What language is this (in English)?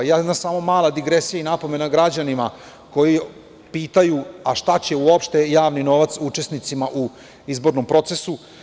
Serbian